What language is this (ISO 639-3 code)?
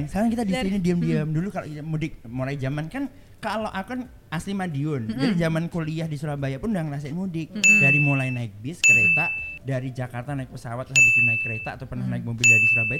ind